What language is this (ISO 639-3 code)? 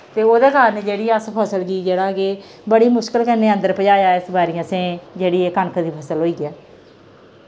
doi